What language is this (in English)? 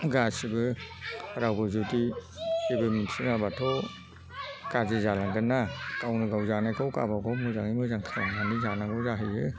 Bodo